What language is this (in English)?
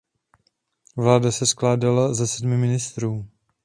Czech